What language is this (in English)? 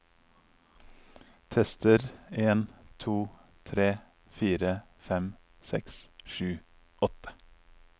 Norwegian